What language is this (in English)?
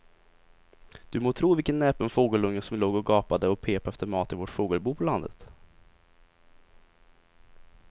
Swedish